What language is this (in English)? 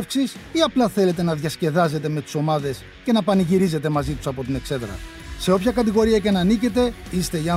Greek